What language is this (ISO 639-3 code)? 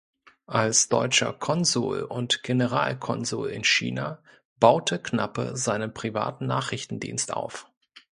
deu